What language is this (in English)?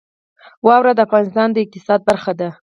Pashto